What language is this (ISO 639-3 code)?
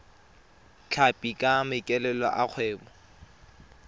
tsn